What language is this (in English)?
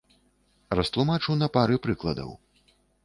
Belarusian